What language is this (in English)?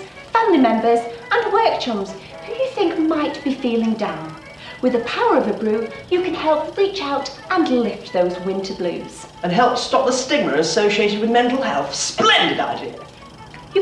English